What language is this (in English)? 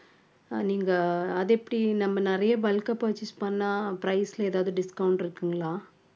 Tamil